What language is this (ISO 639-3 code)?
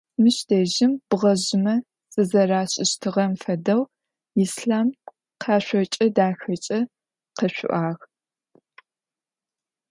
ady